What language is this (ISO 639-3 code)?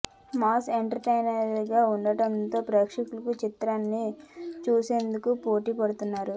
tel